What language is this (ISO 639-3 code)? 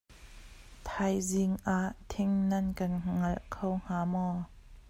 cnh